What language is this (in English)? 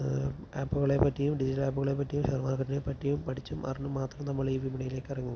Malayalam